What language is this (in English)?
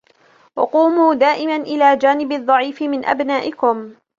Arabic